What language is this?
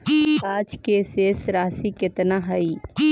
Magahi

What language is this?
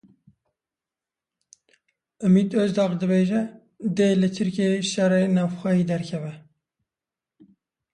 Kurdish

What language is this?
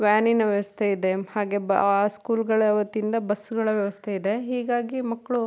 Kannada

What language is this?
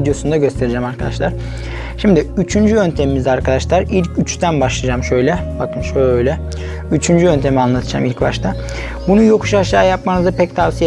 Turkish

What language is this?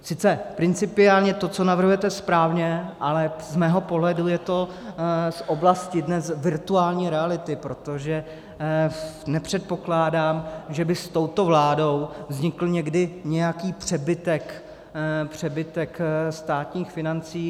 Czech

